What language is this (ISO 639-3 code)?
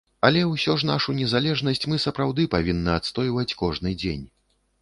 bel